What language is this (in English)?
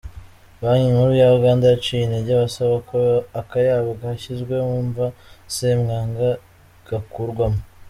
Kinyarwanda